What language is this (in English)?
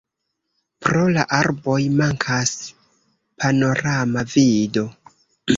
Esperanto